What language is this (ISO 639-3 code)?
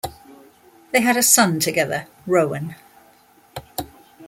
eng